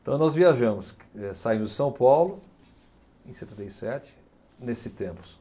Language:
Portuguese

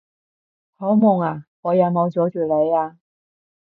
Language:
Cantonese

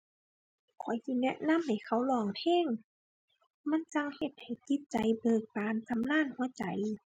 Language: Thai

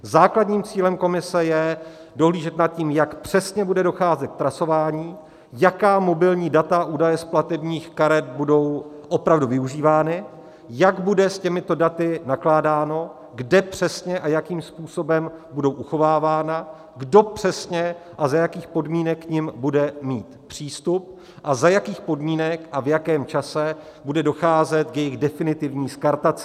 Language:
Czech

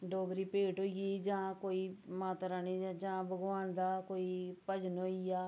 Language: Dogri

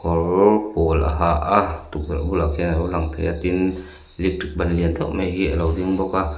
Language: Mizo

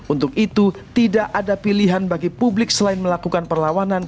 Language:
Indonesian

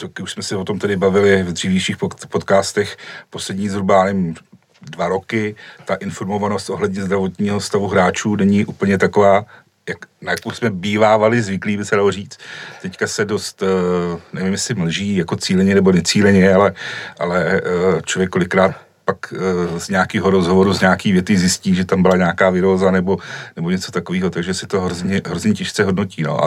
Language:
Czech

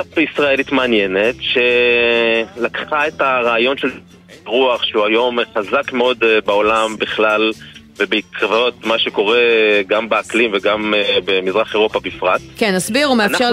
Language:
Hebrew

